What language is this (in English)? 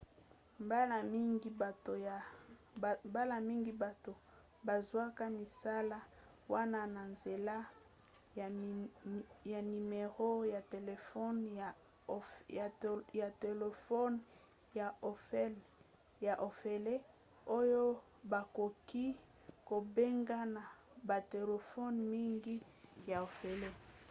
Lingala